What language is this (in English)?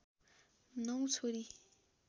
Nepali